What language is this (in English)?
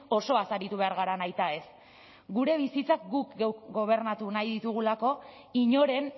Basque